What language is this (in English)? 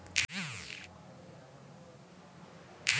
Maithili